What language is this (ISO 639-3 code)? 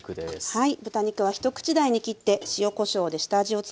jpn